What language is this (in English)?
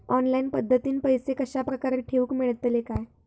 Marathi